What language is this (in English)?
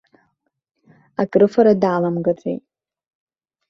Abkhazian